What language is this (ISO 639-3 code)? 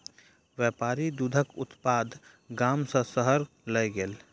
mai